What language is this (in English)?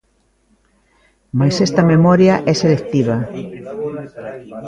Galician